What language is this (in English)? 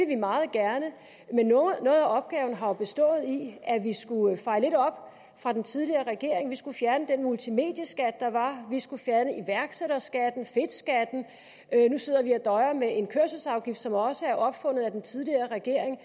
Danish